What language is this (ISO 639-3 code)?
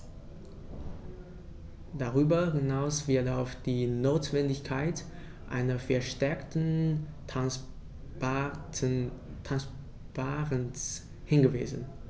deu